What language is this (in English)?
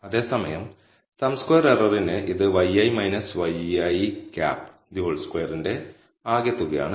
Malayalam